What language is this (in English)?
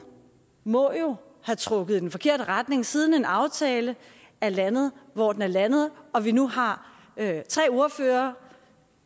Danish